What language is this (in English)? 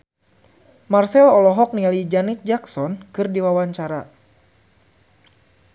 Sundanese